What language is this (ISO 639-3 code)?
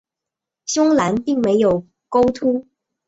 zho